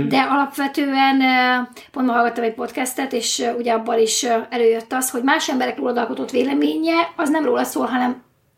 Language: Hungarian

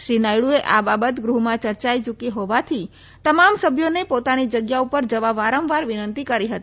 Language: Gujarati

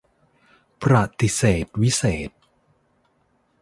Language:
Thai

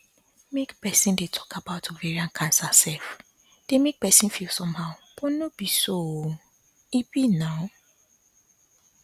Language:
Nigerian Pidgin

